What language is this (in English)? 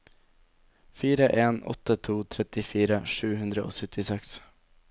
Norwegian